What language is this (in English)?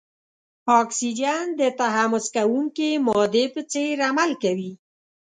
Pashto